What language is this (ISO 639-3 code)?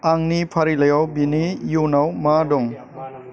brx